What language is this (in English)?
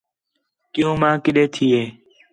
Khetrani